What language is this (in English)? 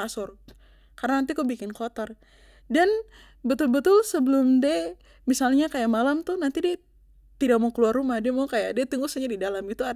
Papuan Malay